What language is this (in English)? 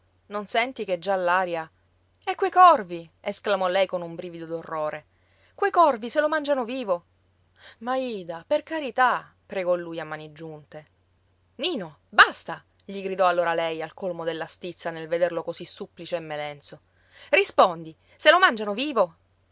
Italian